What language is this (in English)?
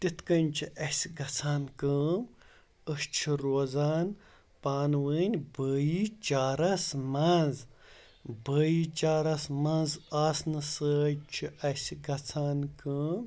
Kashmiri